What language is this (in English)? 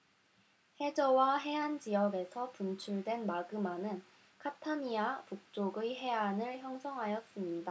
Korean